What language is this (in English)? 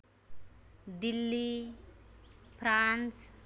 Santali